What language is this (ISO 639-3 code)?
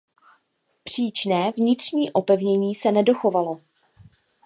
ces